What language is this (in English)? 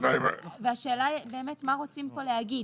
Hebrew